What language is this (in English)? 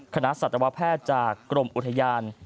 Thai